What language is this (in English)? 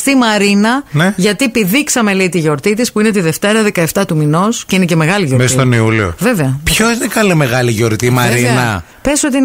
Greek